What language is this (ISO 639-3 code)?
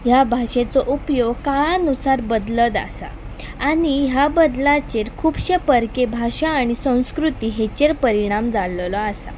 kok